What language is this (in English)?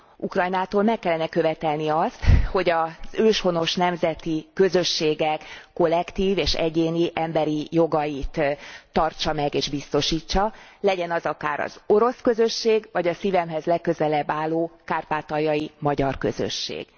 Hungarian